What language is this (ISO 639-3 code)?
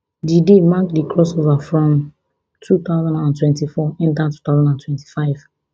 pcm